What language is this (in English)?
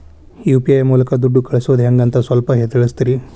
Kannada